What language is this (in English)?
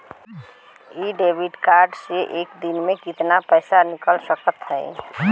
Bhojpuri